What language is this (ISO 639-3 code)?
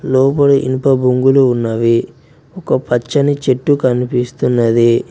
tel